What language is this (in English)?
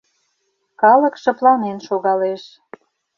Mari